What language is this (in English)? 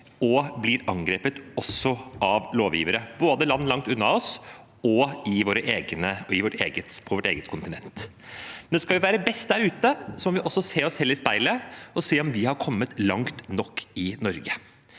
Norwegian